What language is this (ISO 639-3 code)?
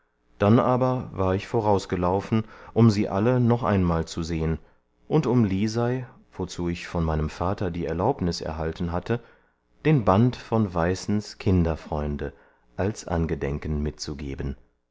deu